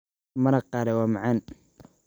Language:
Somali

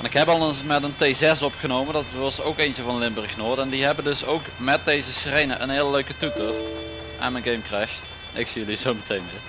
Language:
Dutch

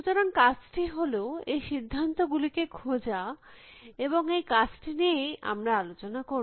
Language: Bangla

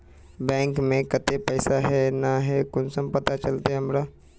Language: Magahi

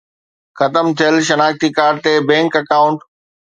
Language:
Sindhi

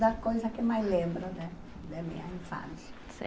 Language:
Portuguese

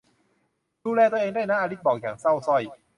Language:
Thai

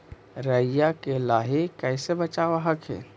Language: Magahi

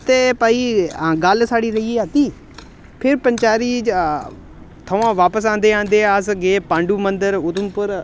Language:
Dogri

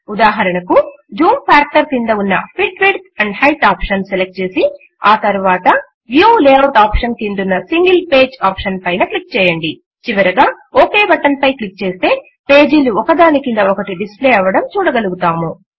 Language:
Telugu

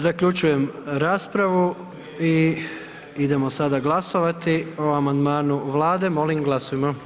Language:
Croatian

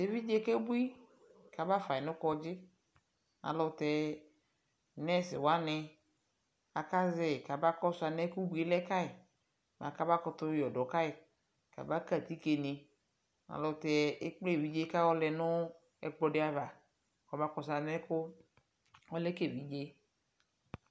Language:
Ikposo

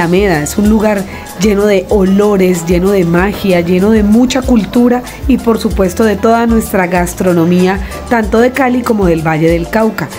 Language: Spanish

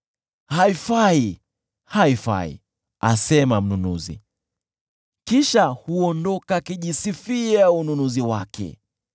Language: Swahili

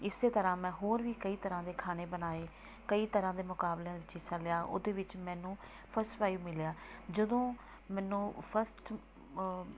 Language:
Punjabi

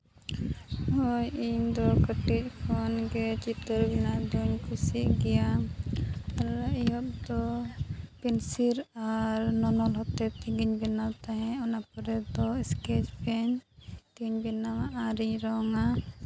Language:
Santali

